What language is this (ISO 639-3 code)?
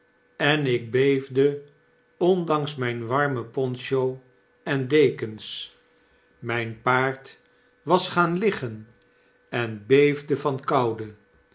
nld